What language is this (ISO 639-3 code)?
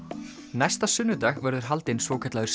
isl